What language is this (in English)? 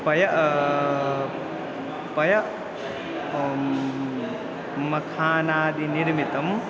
Sanskrit